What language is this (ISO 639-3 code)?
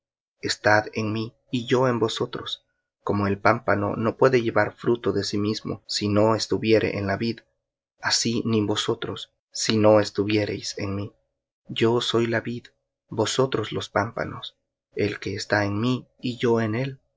spa